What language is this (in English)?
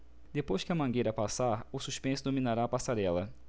Portuguese